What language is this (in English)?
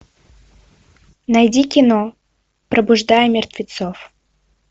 Russian